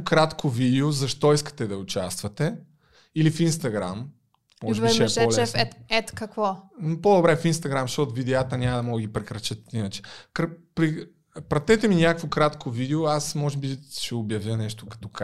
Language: Bulgarian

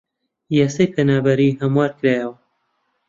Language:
Central Kurdish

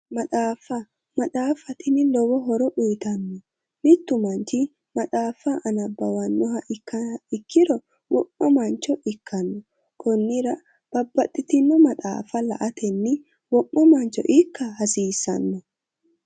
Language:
Sidamo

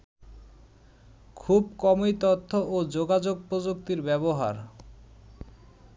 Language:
Bangla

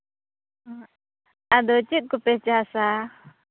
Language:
Santali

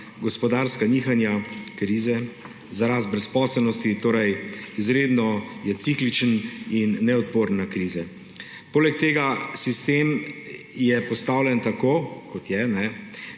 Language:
Slovenian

